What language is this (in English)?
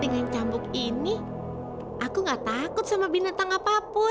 Indonesian